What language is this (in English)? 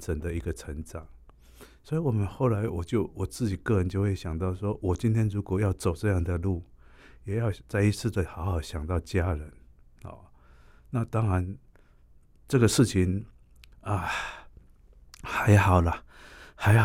Chinese